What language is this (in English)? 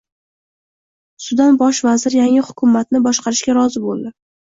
Uzbek